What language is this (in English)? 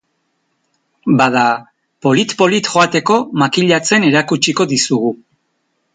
Basque